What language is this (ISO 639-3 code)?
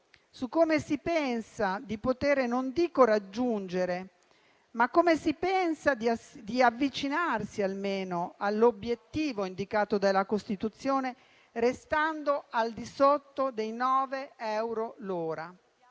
ita